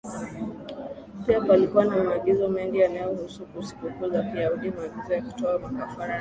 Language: Swahili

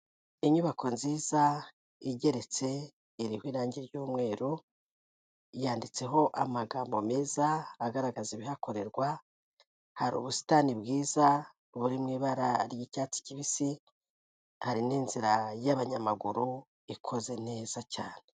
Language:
Kinyarwanda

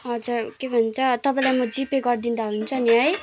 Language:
Nepali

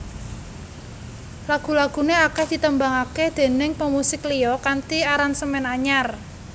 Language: Javanese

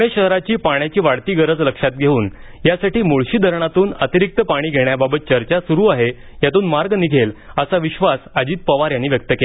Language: Marathi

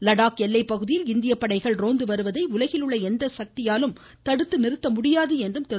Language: Tamil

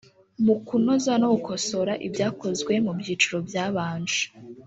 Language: Kinyarwanda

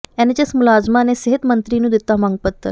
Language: Punjabi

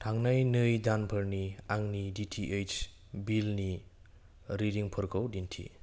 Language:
Bodo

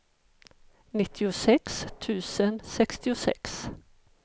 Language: Swedish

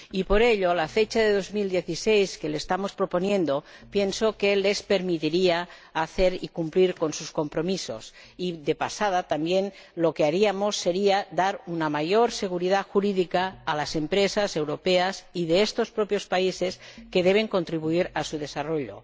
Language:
Spanish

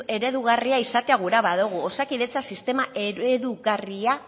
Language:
Basque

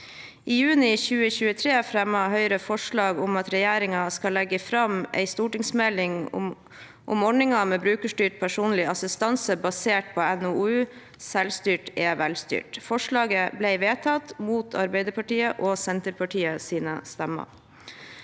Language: Norwegian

